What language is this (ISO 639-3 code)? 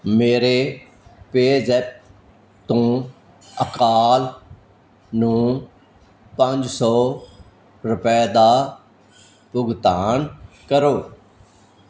pan